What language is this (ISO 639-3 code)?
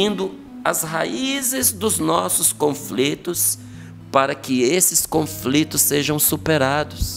por